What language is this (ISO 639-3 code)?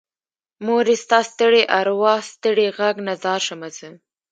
pus